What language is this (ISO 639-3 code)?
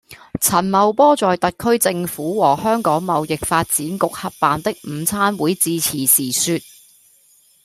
yue